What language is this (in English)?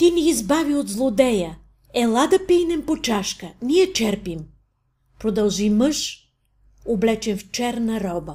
Bulgarian